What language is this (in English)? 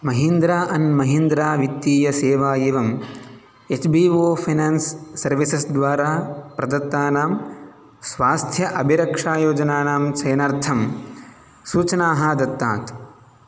Sanskrit